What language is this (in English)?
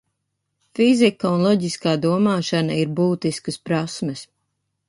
Latvian